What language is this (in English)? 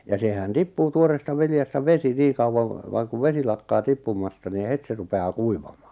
Finnish